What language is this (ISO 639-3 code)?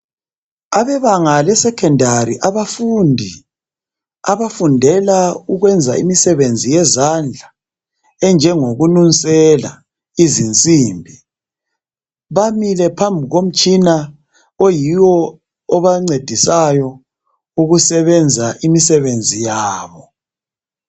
nde